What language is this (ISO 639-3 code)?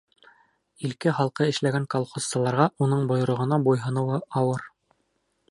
bak